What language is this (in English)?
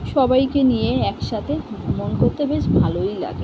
Bangla